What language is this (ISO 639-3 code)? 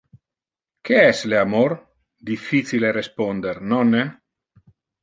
ina